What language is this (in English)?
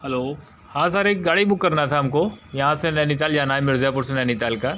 Hindi